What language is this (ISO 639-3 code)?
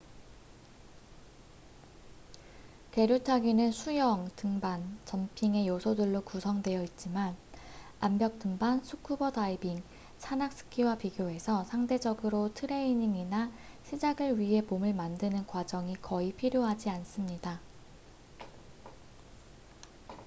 kor